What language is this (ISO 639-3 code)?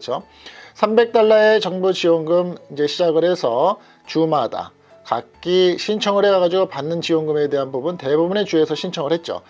kor